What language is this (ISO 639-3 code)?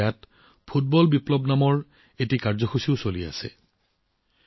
asm